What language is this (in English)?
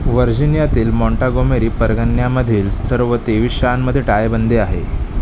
Marathi